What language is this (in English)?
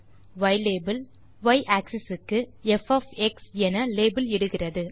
Tamil